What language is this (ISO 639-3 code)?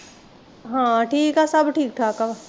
pan